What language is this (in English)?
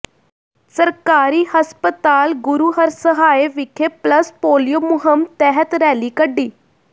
Punjabi